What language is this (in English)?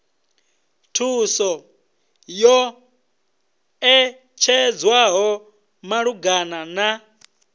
Venda